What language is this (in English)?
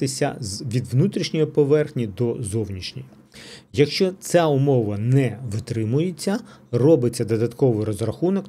Ukrainian